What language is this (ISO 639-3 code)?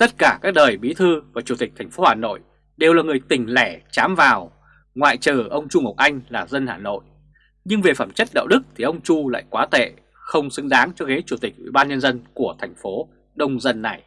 vie